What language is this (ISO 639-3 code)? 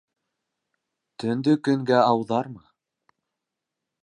bak